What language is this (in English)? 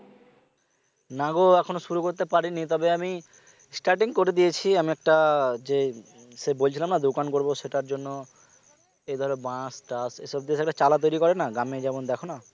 Bangla